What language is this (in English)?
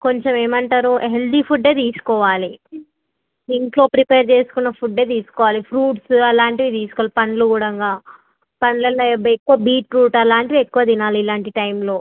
Telugu